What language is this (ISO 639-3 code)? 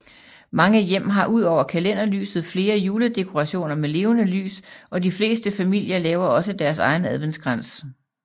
dan